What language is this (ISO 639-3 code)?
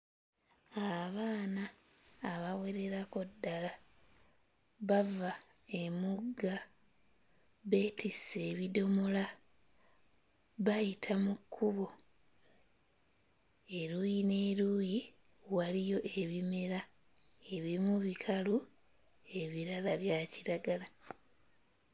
lug